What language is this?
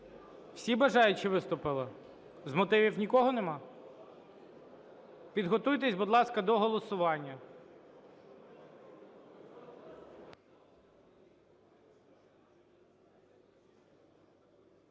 Ukrainian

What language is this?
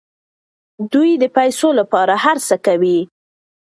Pashto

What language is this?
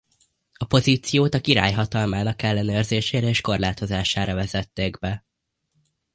Hungarian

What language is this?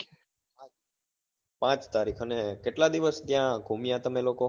Gujarati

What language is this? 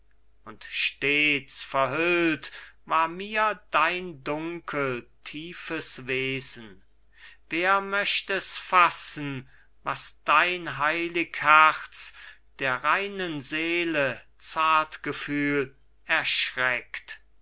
German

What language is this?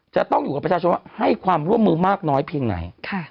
Thai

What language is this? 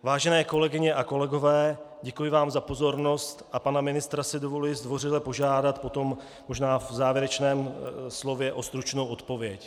Czech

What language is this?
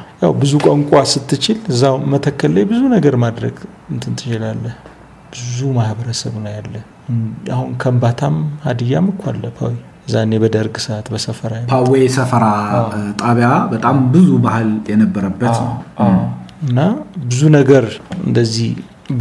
Amharic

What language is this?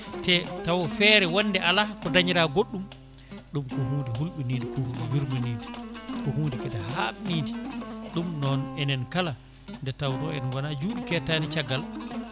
Fula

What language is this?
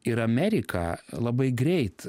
Lithuanian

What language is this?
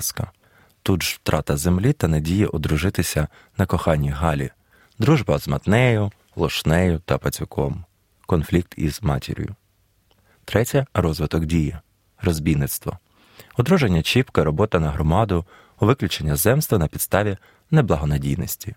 Ukrainian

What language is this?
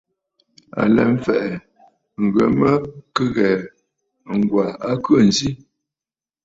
Bafut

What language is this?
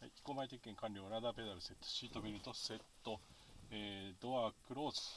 Japanese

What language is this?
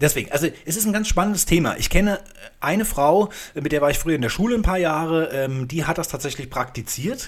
German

